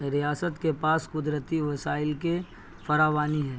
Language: Urdu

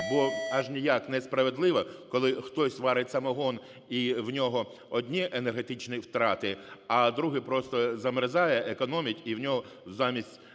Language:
Ukrainian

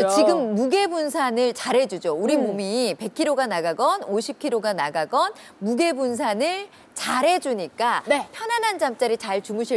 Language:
Korean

